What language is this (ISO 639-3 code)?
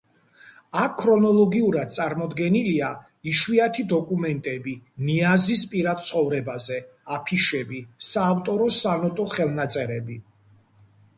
kat